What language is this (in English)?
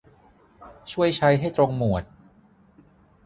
Thai